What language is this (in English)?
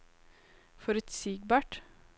Norwegian